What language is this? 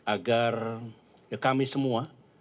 Indonesian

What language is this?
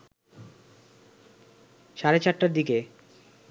Bangla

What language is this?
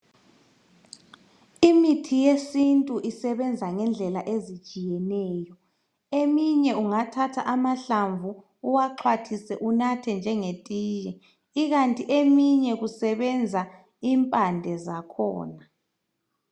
North Ndebele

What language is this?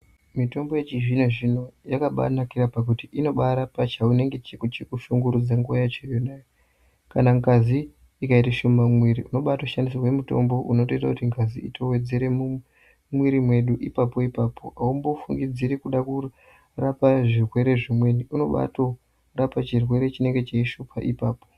Ndau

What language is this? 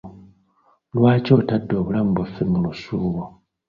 Ganda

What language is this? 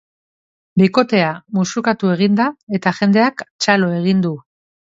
Basque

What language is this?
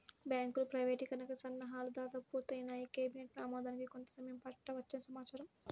Telugu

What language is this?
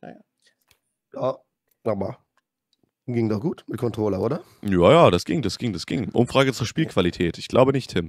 German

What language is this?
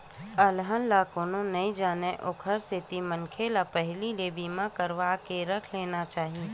Chhattisgarhi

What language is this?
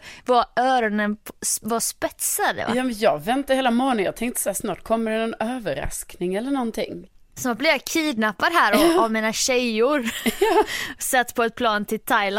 Swedish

